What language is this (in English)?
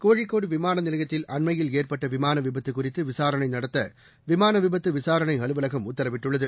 Tamil